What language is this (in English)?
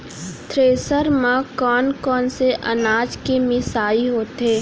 Chhattisgarhi